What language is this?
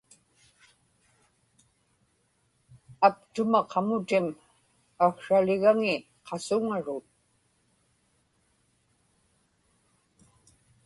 Inupiaq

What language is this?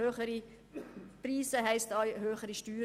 Swiss German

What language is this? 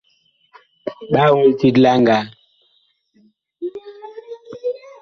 Bakoko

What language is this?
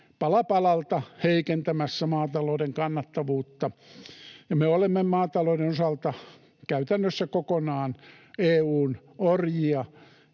Finnish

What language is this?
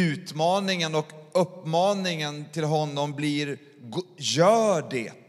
Swedish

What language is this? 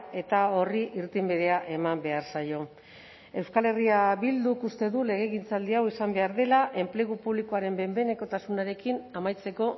Basque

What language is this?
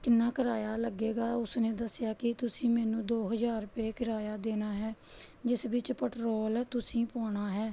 Punjabi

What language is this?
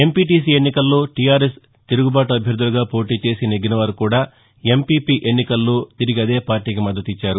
Telugu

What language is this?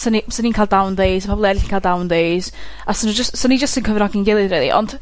Welsh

